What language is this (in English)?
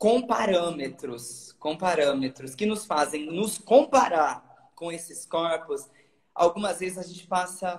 Portuguese